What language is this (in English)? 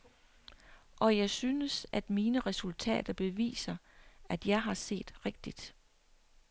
Danish